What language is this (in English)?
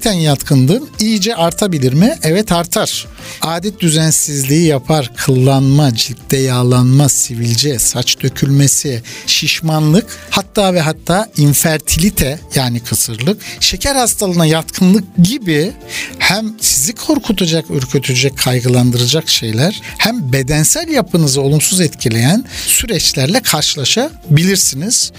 Turkish